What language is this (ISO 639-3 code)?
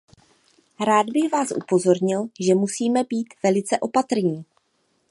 ces